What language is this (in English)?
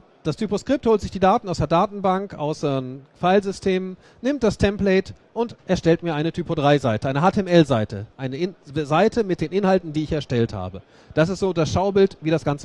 German